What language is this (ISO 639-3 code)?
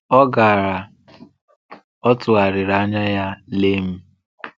ibo